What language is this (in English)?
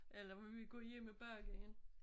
Danish